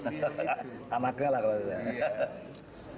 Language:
Indonesian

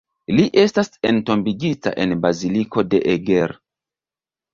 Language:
Esperanto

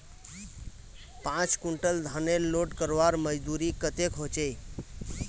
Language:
Magahi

